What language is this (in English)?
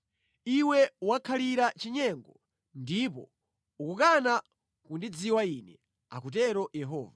Nyanja